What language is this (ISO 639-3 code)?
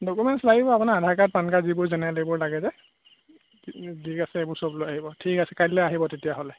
asm